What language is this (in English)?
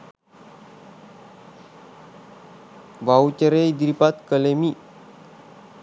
Sinhala